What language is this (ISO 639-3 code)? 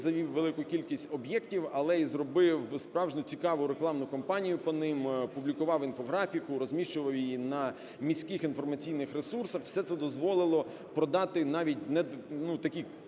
ukr